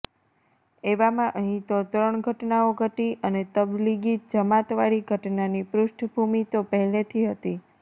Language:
Gujarati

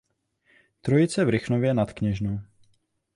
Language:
Czech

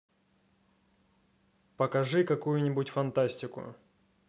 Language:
Russian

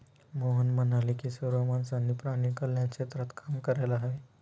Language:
Marathi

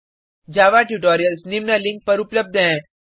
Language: Hindi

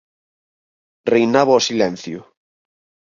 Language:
Galician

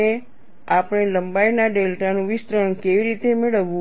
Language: Gujarati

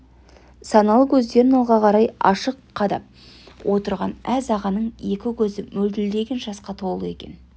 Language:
Kazakh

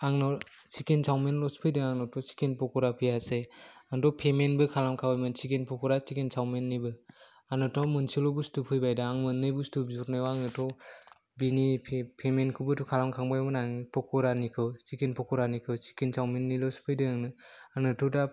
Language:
Bodo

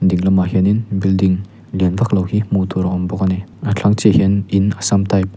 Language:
Mizo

